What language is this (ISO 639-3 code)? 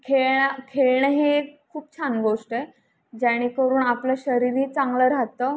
mar